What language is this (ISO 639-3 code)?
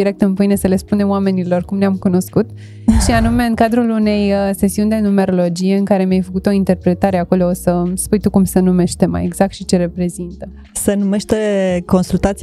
ron